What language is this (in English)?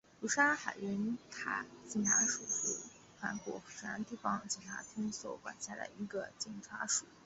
Chinese